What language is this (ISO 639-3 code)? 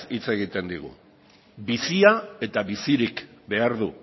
eus